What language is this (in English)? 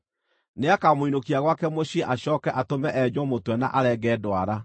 Kikuyu